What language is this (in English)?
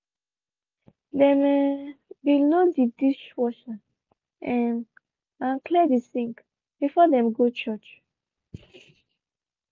Nigerian Pidgin